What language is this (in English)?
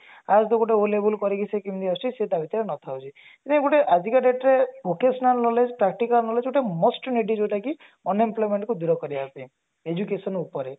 Odia